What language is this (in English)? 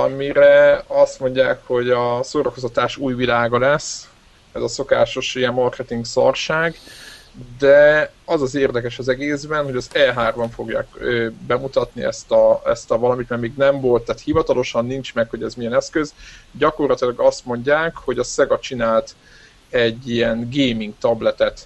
Hungarian